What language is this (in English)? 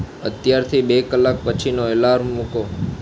Gujarati